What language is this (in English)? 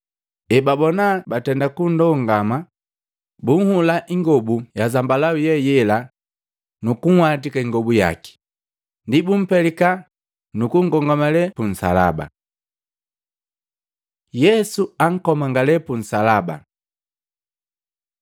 Matengo